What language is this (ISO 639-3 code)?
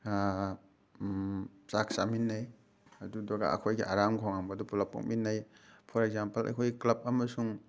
mni